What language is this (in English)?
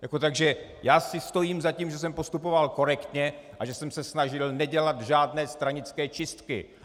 Czech